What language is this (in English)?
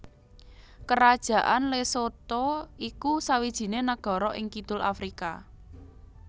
Javanese